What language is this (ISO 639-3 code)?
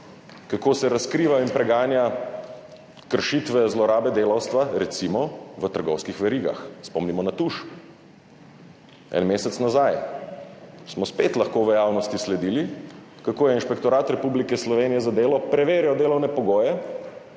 slv